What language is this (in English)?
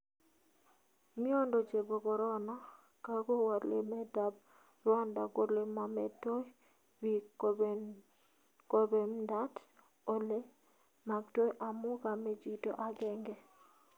Kalenjin